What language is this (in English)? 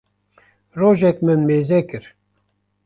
Kurdish